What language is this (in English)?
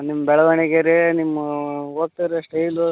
Kannada